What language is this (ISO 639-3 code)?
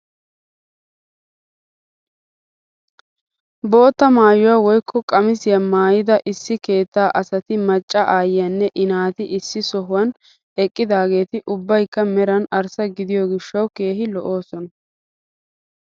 wal